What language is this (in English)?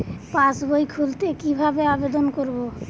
Bangla